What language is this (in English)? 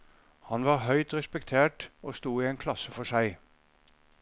Norwegian